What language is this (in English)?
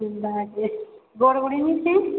Odia